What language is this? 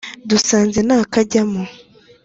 Kinyarwanda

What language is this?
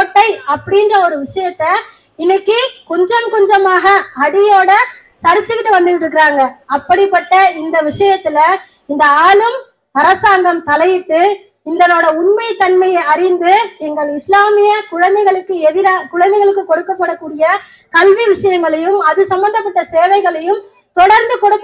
Tamil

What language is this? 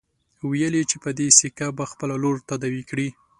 Pashto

